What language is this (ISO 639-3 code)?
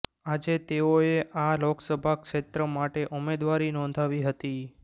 guj